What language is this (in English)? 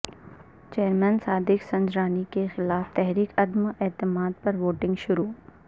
Urdu